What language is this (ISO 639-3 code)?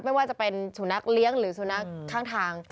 tha